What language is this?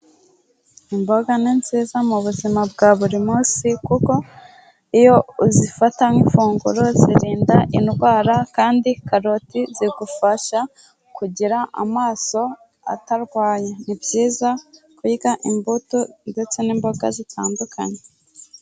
Kinyarwanda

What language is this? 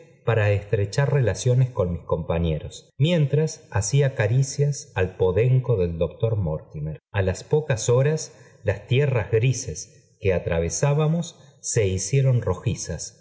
Spanish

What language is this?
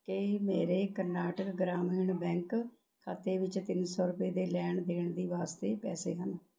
Punjabi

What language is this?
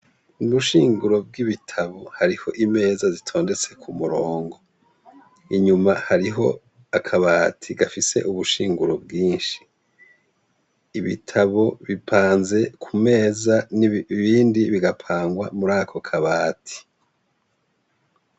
Rundi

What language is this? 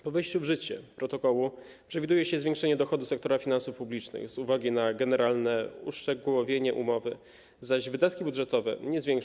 Polish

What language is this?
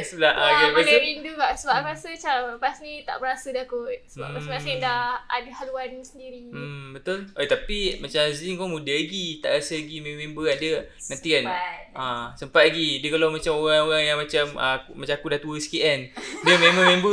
Malay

